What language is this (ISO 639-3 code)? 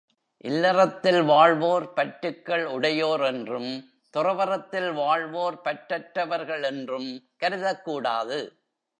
tam